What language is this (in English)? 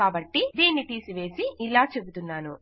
Telugu